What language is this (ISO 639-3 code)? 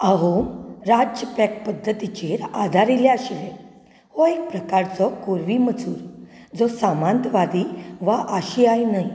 kok